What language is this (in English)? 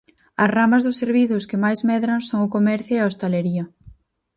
Galician